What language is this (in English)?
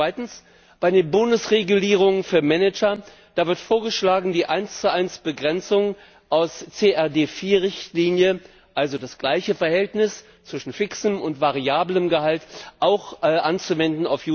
German